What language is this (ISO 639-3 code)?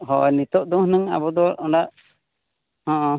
sat